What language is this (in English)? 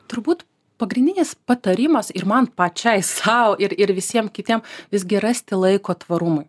Lithuanian